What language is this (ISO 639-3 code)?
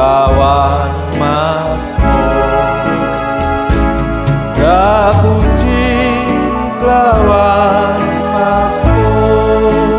ind